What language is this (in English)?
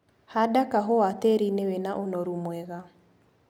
Kikuyu